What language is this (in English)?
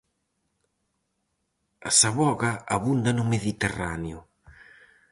Galician